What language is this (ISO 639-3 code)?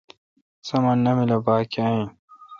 xka